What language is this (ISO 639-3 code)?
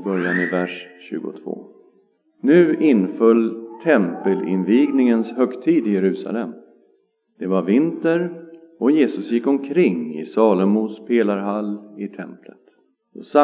swe